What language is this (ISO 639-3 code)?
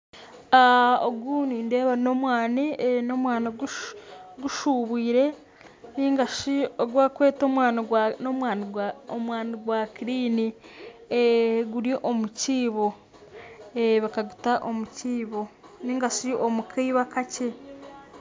nyn